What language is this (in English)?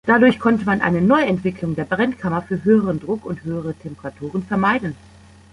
German